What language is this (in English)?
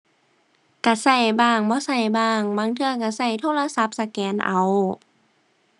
Thai